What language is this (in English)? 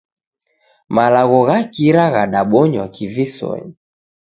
Taita